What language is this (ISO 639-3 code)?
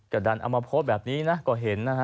tha